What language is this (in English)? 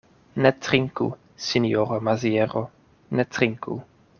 Esperanto